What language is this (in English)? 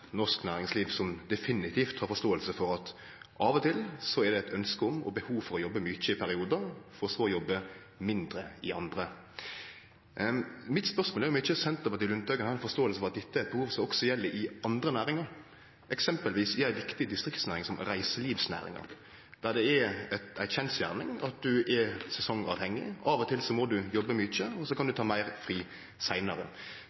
Norwegian Nynorsk